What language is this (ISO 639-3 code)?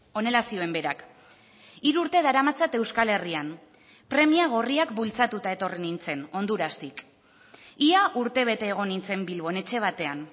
eus